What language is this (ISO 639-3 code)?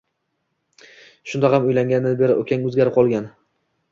uzb